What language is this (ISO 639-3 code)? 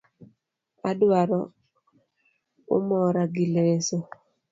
luo